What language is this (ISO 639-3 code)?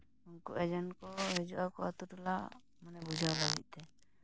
sat